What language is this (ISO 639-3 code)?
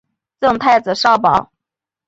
zho